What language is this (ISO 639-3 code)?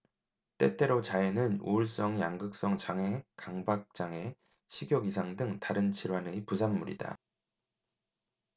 kor